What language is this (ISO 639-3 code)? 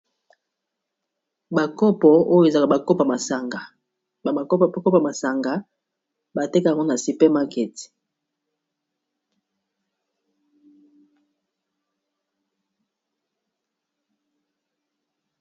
lin